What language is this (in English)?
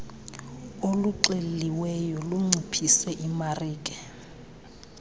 Xhosa